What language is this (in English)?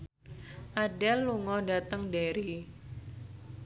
Javanese